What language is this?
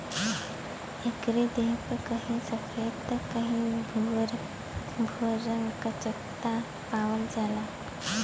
Bhojpuri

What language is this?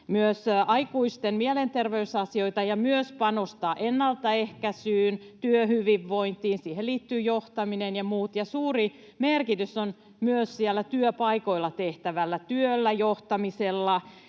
Finnish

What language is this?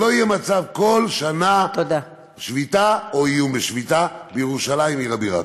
Hebrew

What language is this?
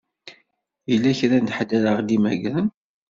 Kabyle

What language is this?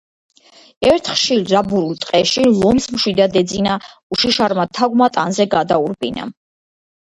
Georgian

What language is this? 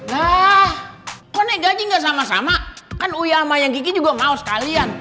Indonesian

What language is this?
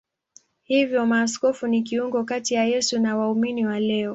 Swahili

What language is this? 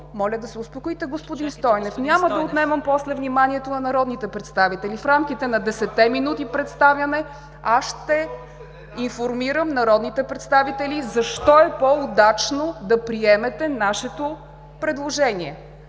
Bulgarian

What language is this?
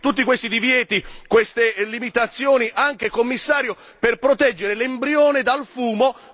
Italian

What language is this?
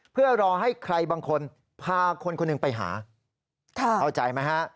Thai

